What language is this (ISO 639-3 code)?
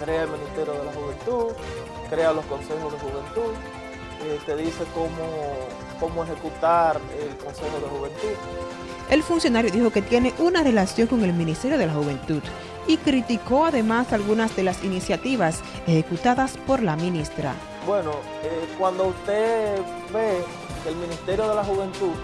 spa